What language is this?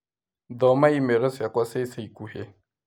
Kikuyu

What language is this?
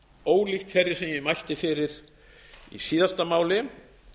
Icelandic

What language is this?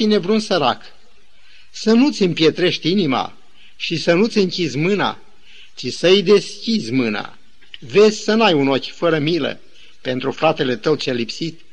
Romanian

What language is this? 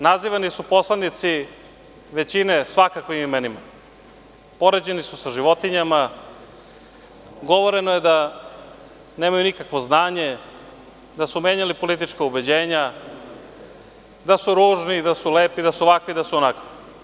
Serbian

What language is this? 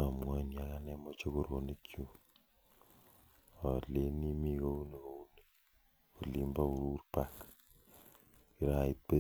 Kalenjin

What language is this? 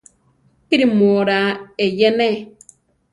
Central Tarahumara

